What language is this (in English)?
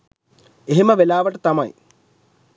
Sinhala